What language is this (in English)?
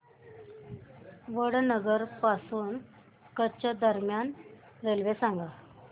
Marathi